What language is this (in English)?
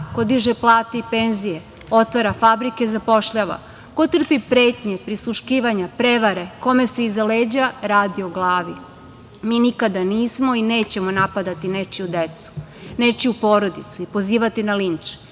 Serbian